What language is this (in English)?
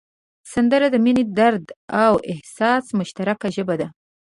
Pashto